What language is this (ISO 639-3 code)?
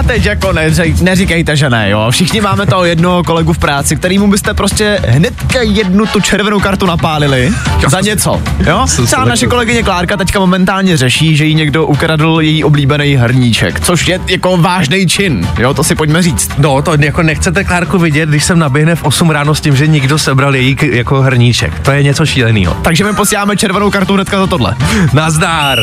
ces